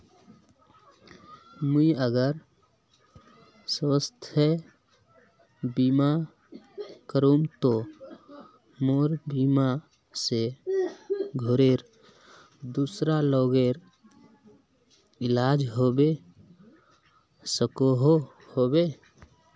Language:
Magahi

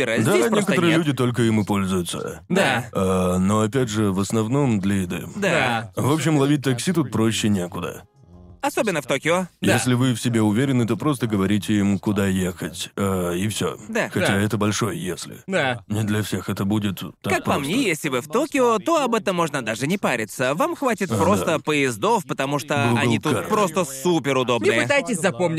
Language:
Russian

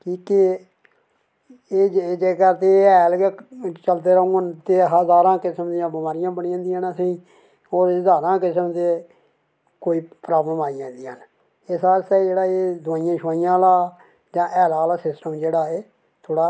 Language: Dogri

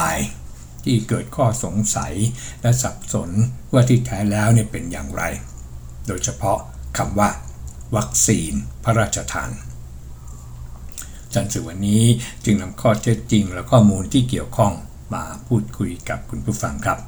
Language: Thai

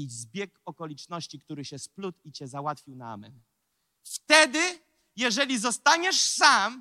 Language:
Polish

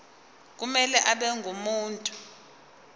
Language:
Zulu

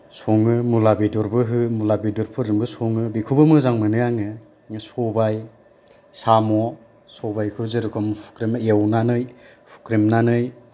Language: Bodo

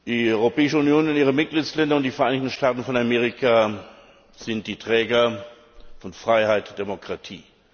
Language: German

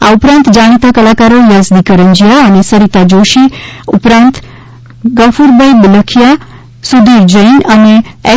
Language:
Gujarati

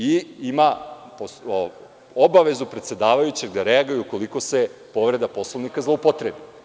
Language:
Serbian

